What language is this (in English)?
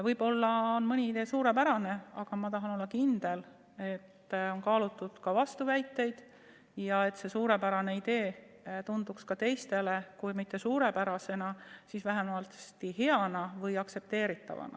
Estonian